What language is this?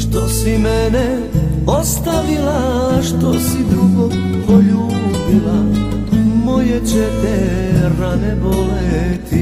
Polish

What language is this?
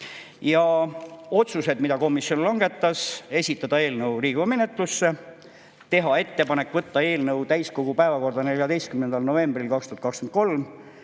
Estonian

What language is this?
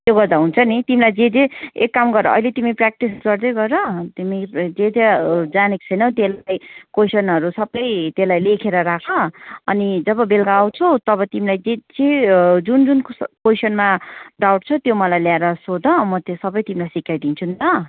Nepali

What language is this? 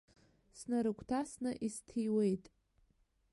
Abkhazian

